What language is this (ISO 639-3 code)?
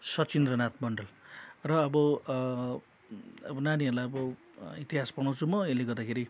nep